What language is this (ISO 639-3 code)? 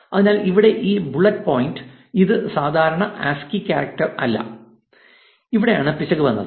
mal